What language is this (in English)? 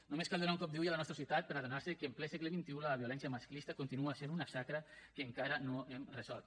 Catalan